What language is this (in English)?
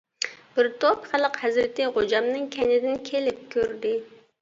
Uyghur